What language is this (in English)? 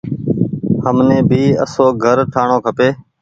Goaria